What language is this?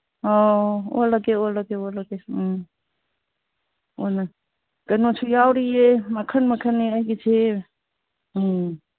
Manipuri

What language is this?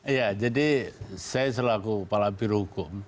Indonesian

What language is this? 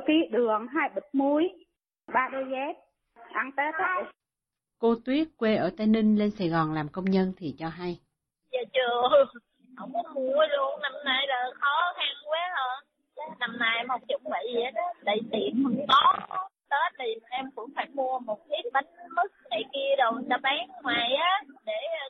Vietnamese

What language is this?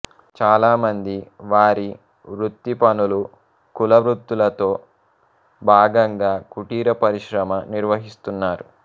Telugu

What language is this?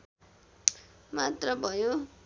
Nepali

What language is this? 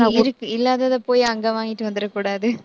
Tamil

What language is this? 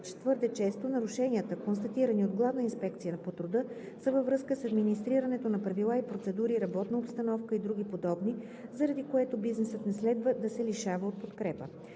Bulgarian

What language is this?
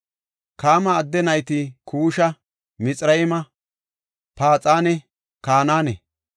Gofa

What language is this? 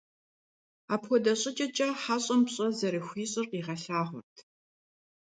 Kabardian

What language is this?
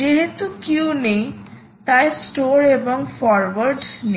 Bangla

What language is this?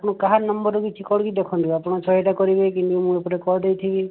Odia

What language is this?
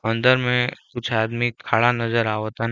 Bhojpuri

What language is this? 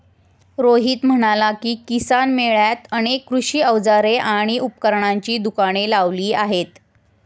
Marathi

